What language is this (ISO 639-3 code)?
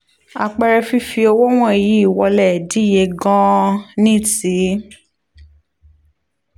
yor